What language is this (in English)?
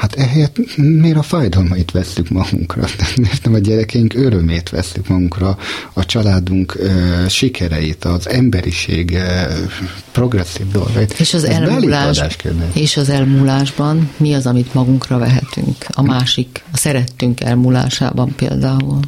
Hungarian